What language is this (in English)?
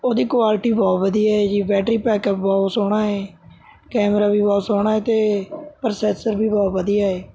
Punjabi